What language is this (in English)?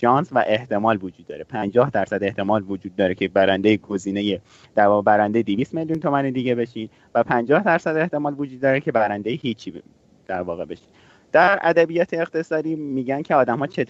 Persian